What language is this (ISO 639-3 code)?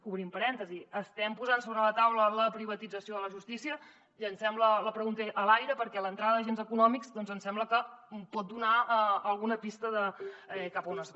cat